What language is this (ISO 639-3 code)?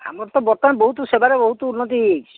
ori